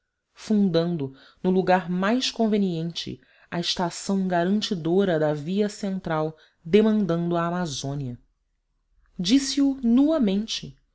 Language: Portuguese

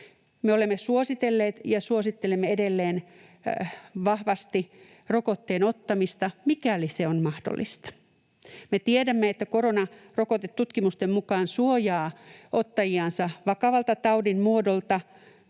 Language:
Finnish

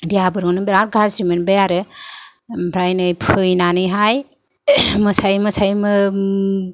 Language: Bodo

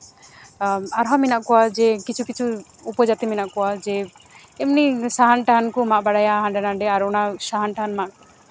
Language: Santali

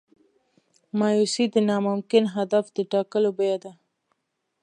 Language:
Pashto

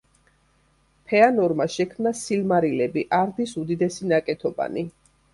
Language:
Georgian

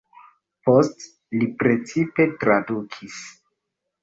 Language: Esperanto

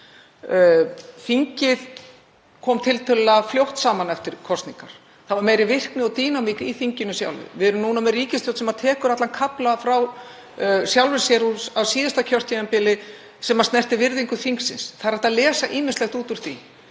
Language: Icelandic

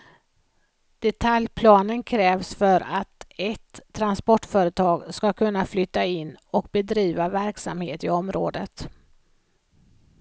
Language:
Swedish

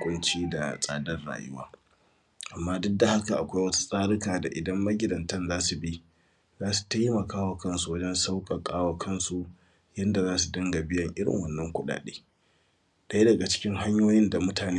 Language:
Hausa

